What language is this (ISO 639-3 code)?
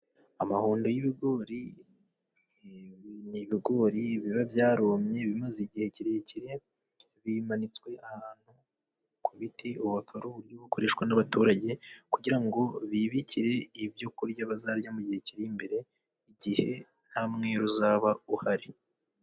kin